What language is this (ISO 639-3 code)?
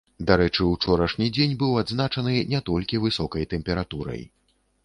bel